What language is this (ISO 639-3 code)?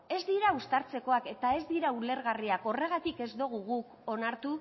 eus